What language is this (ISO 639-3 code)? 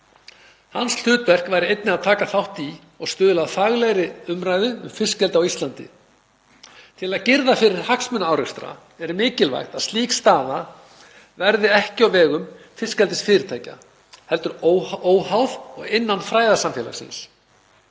isl